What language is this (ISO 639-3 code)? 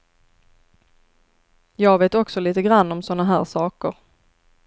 swe